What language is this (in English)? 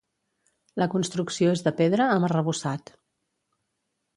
Catalan